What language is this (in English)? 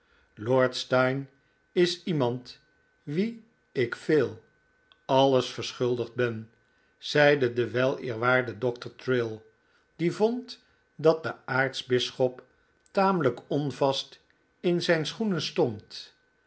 Dutch